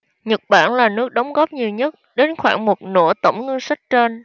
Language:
Vietnamese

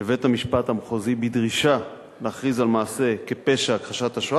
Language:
Hebrew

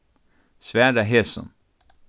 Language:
Faroese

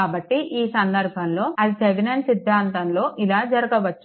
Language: Telugu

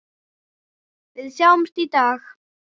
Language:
Icelandic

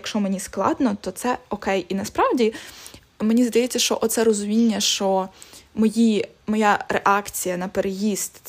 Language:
Ukrainian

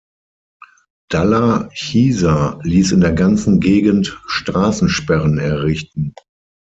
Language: German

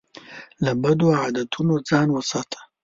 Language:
Pashto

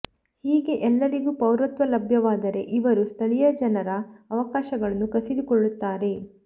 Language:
Kannada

